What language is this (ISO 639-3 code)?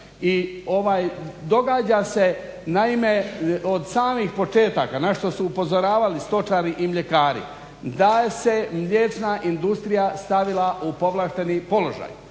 hrv